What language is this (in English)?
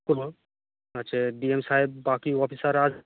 Bangla